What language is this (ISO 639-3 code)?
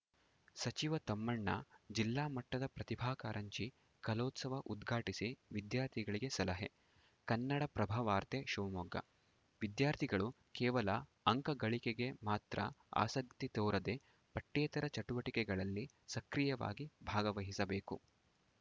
kan